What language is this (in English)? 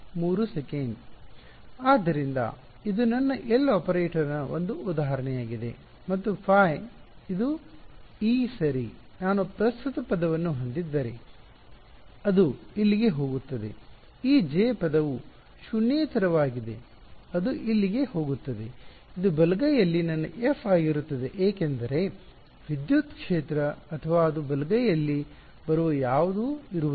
Kannada